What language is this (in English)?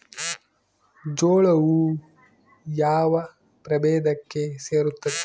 Kannada